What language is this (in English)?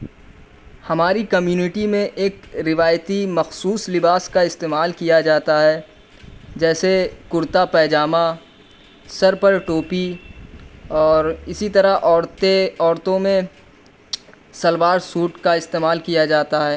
Urdu